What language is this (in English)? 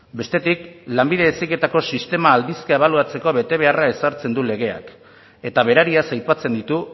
Basque